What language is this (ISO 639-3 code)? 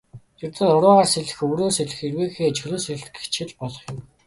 mon